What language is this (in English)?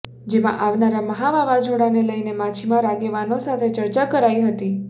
Gujarati